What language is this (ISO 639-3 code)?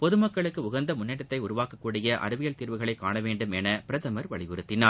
tam